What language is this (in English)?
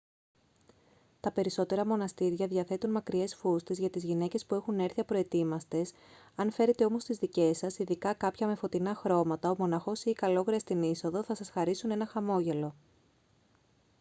Greek